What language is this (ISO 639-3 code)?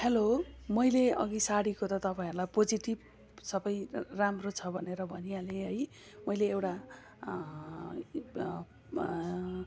nep